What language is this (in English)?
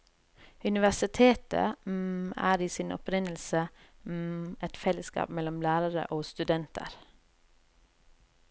Norwegian